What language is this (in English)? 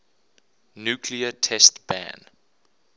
English